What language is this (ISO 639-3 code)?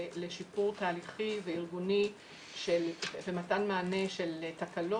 heb